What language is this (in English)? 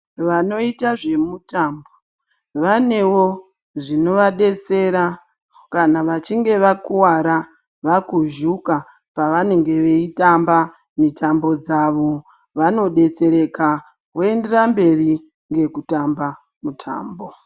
Ndau